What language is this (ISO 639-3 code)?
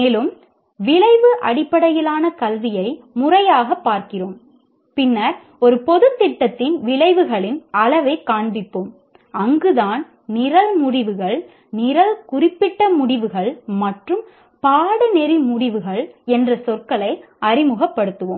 tam